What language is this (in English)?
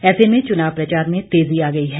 Hindi